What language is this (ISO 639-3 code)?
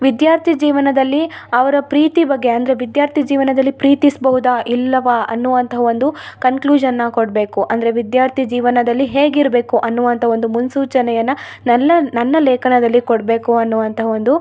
kan